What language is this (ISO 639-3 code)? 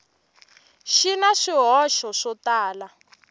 tso